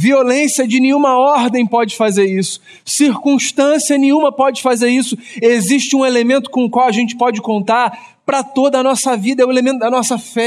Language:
Portuguese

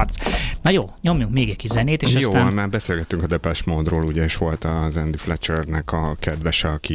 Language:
Hungarian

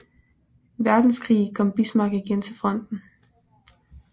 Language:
Danish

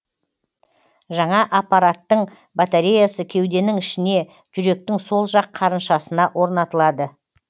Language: Kazakh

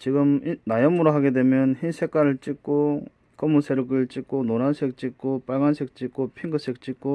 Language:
Korean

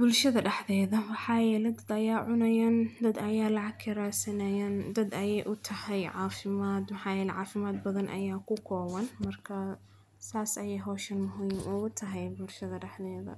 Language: Somali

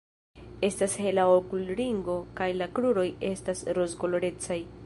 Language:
Esperanto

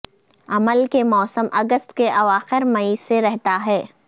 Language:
Urdu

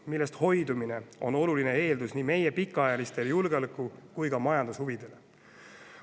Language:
Estonian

